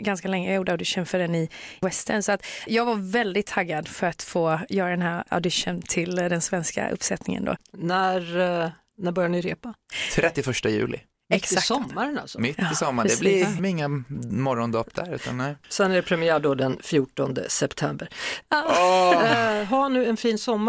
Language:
Swedish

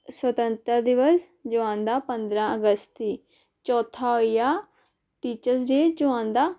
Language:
Dogri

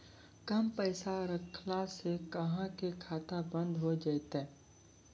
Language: Maithili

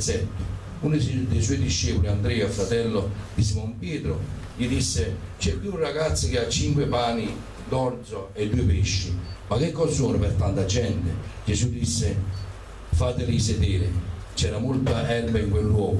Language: Italian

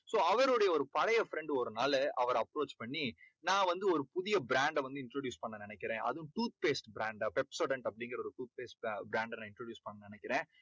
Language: Tamil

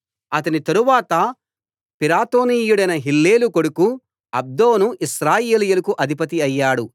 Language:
Telugu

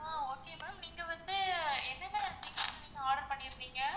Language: Tamil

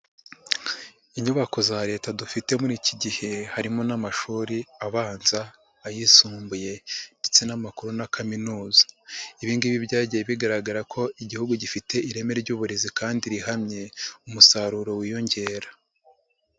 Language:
Kinyarwanda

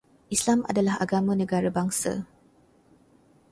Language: Malay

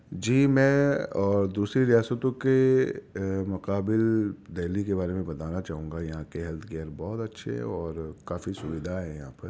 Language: Urdu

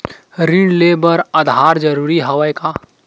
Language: Chhattisgarhi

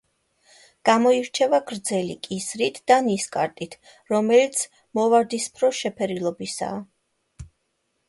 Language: Georgian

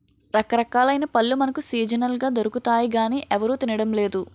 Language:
Telugu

